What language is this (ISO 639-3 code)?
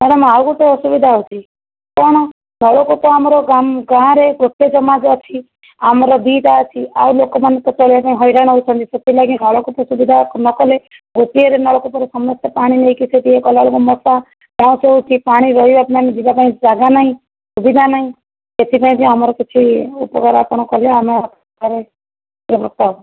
ori